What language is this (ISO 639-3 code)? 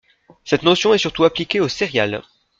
fra